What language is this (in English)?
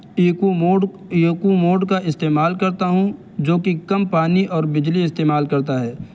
Urdu